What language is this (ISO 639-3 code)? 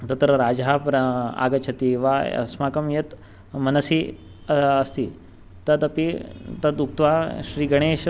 san